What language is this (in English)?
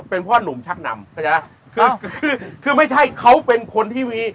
Thai